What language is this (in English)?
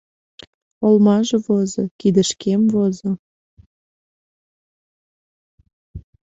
Mari